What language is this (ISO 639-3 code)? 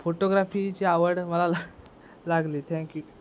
mar